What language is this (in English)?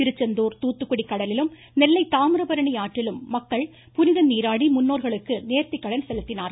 Tamil